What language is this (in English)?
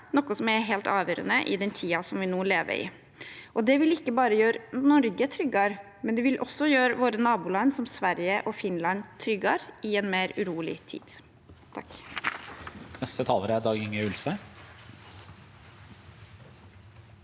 Norwegian